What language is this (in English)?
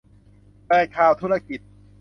Thai